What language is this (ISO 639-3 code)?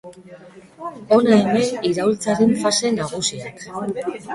eus